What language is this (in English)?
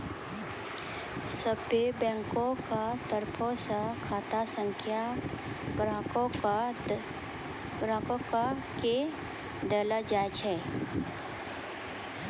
Maithili